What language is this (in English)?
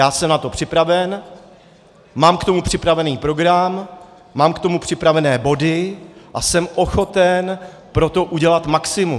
Czech